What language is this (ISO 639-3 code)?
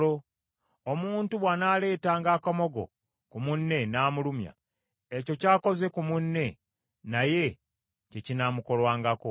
lug